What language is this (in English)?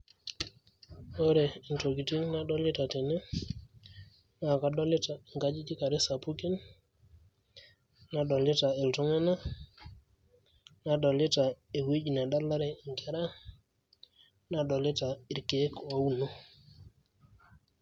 Masai